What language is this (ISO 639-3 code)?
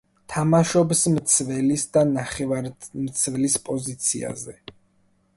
kat